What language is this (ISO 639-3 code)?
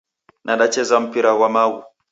dav